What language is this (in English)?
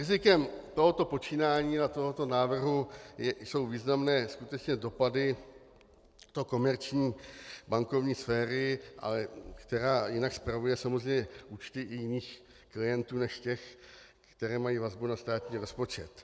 Czech